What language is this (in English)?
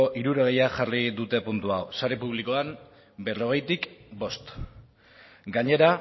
Basque